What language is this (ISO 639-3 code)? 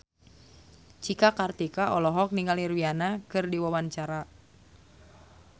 sun